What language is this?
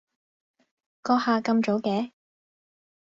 Cantonese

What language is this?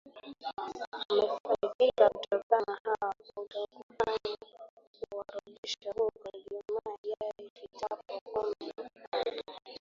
Swahili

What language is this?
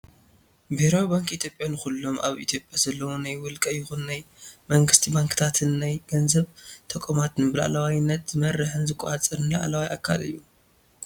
Tigrinya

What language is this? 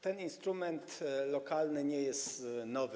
Polish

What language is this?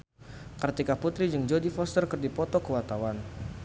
Sundanese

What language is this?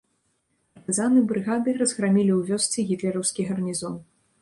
Belarusian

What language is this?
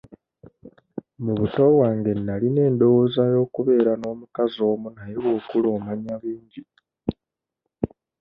Ganda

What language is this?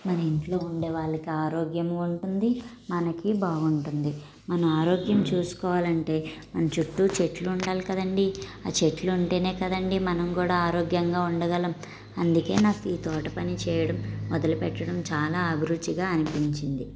Telugu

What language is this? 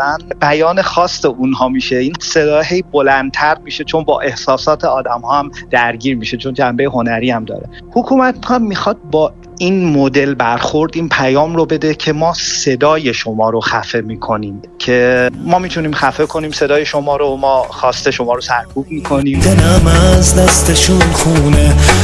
Persian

